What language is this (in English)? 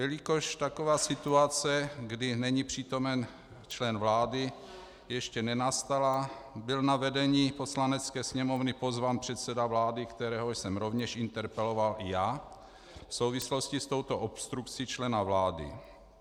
Czech